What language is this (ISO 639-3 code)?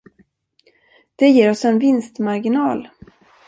swe